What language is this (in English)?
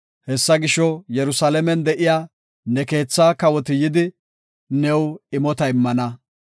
Gofa